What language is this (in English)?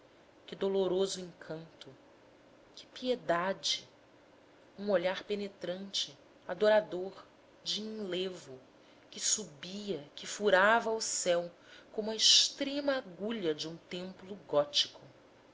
Portuguese